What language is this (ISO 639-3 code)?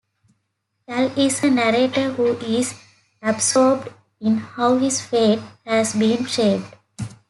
eng